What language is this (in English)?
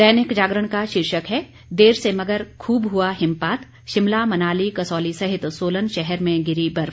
Hindi